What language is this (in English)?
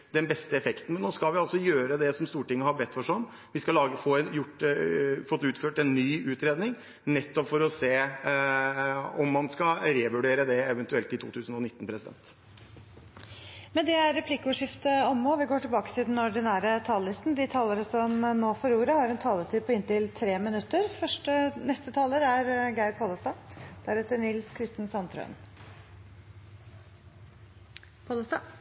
Norwegian